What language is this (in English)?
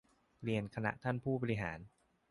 Thai